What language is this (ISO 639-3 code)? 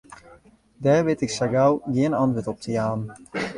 fry